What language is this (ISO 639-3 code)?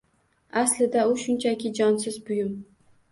uzb